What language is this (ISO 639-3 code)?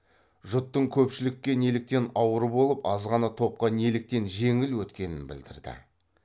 kaz